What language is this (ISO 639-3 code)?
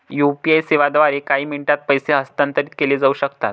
mar